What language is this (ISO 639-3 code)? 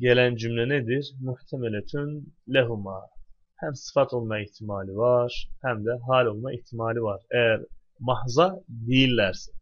tur